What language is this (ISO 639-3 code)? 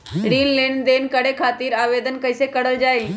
mag